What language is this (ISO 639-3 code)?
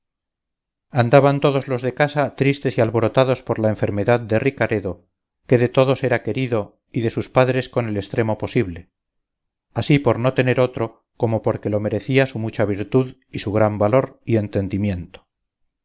spa